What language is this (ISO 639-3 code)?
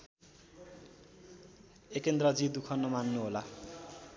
nep